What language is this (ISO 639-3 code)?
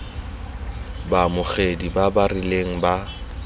tsn